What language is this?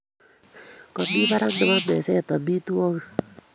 Kalenjin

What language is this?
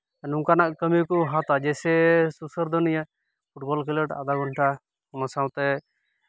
Santali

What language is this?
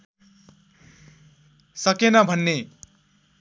Nepali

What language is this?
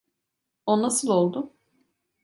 Turkish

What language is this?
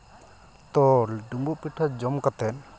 Santali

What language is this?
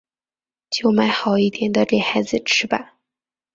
Chinese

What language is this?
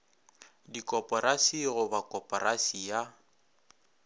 Northern Sotho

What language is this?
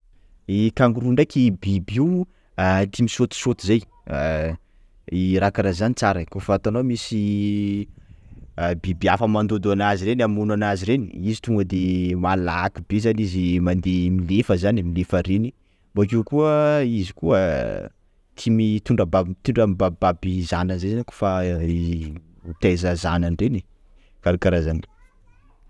Sakalava Malagasy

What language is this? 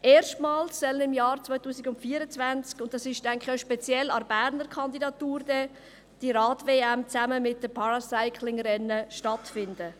Swiss German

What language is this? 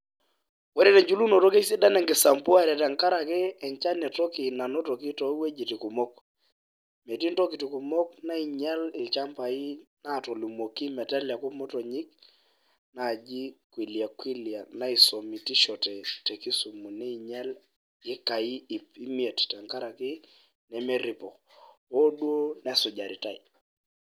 Masai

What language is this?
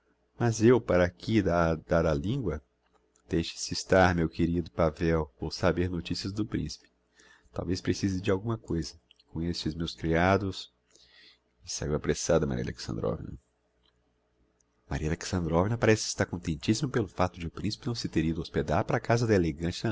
Portuguese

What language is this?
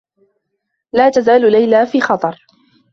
Arabic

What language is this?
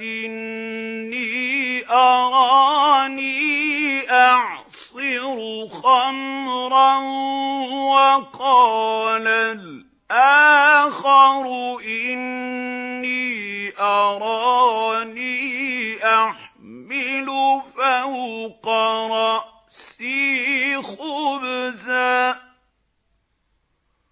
Arabic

